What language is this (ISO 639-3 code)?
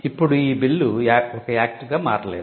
tel